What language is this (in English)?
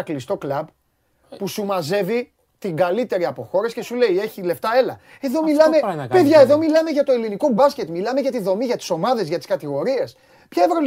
Greek